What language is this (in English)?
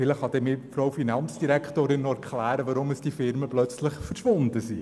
Swiss German